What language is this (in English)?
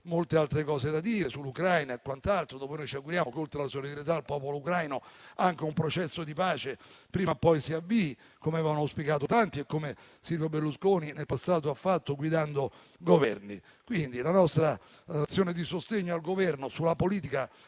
Italian